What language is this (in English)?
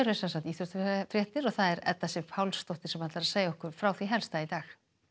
Icelandic